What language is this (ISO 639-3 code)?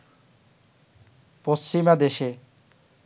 ben